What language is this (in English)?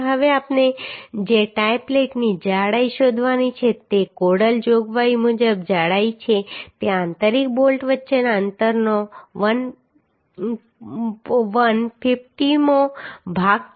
Gujarati